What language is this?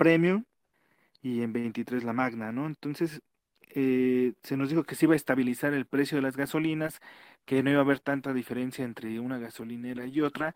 Spanish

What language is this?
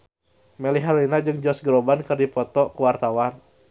Sundanese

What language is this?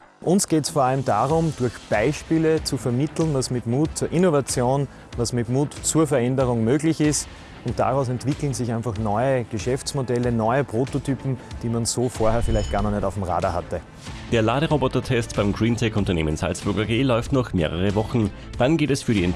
German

